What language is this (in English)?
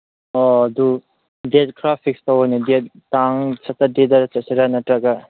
Manipuri